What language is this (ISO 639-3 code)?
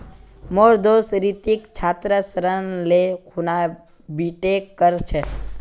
mag